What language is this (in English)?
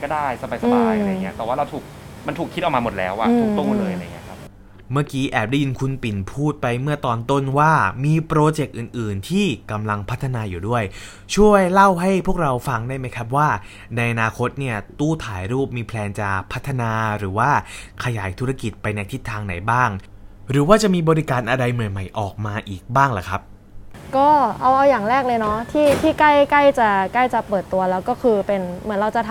Thai